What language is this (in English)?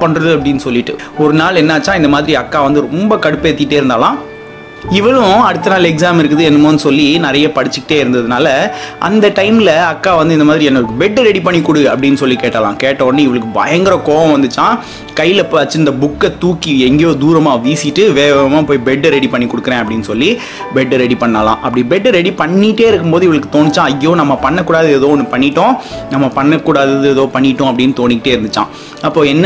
Tamil